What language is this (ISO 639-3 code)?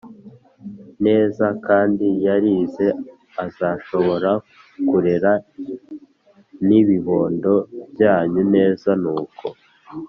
kin